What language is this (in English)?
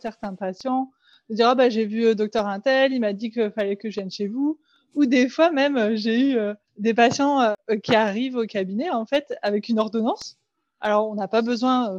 French